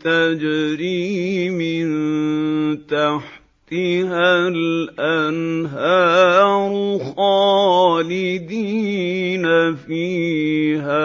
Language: Arabic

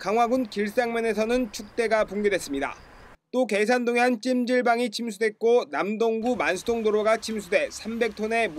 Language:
Korean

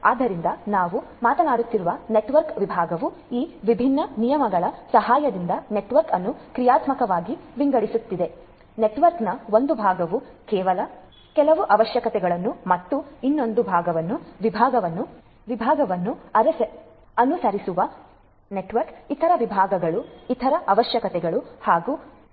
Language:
Kannada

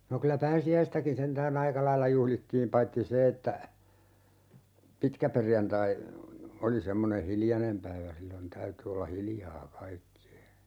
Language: Finnish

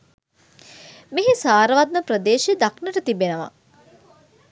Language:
Sinhala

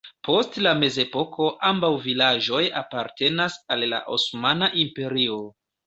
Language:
Esperanto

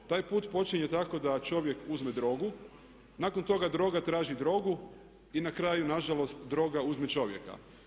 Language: Croatian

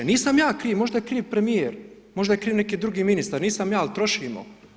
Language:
Croatian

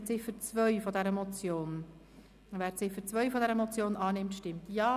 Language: Swiss German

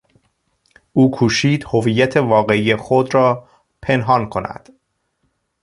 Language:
Persian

